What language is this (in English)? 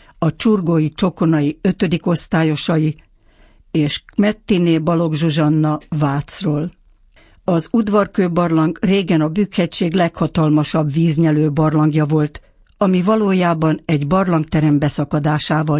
Hungarian